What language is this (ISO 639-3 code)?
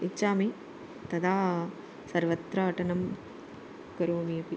san